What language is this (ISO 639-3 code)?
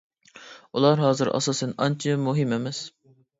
uig